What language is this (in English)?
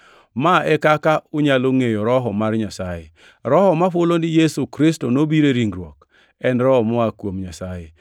Luo (Kenya and Tanzania)